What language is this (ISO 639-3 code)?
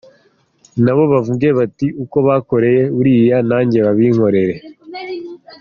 kin